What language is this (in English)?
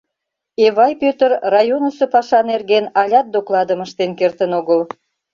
Mari